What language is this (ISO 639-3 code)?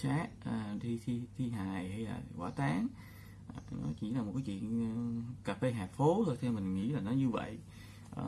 vie